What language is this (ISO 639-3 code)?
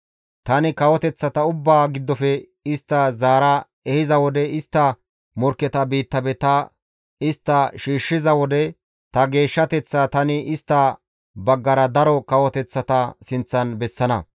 gmv